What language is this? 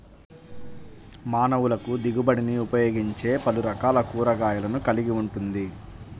Telugu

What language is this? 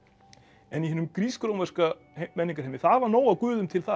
Icelandic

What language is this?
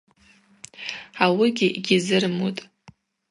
Abaza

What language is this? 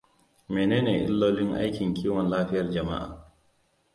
Hausa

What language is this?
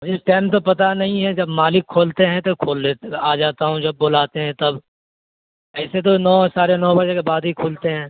Urdu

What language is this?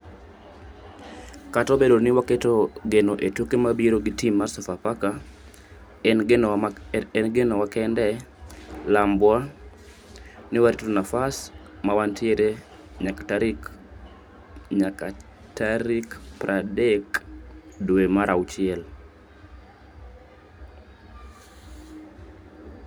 Luo (Kenya and Tanzania)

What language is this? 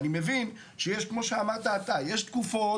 Hebrew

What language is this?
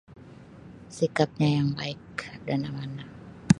Sabah Malay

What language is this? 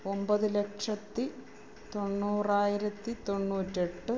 Malayalam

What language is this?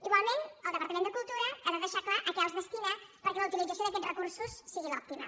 Catalan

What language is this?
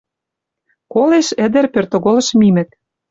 Western Mari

